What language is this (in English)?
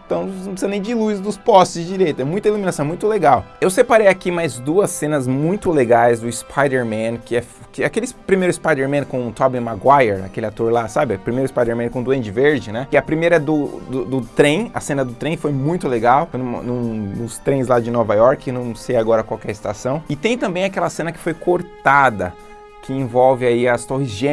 Portuguese